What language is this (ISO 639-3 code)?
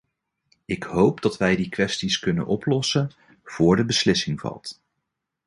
nld